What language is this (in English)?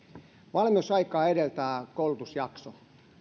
Finnish